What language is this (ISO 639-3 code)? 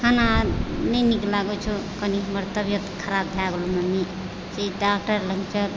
mai